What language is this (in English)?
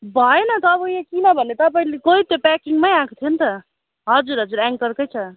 Nepali